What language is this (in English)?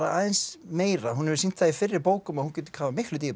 Icelandic